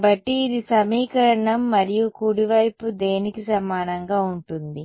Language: Telugu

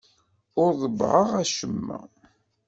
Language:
Kabyle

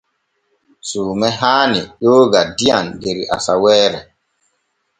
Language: Borgu Fulfulde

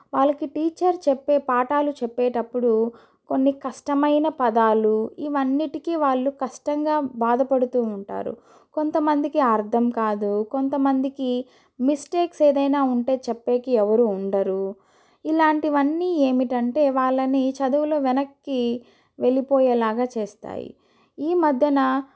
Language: Telugu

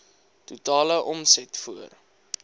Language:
Afrikaans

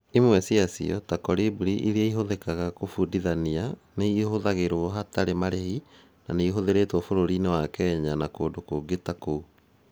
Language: Kikuyu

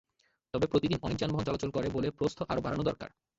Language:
Bangla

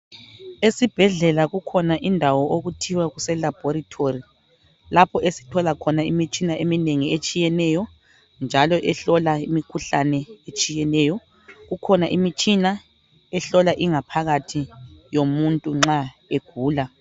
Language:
North Ndebele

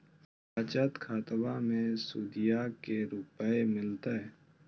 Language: Magahi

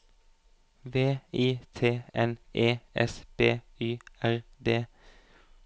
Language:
Norwegian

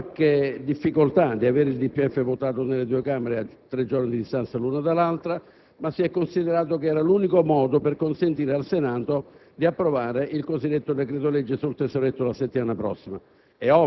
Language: Italian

